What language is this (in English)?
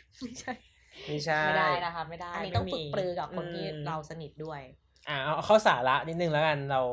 Thai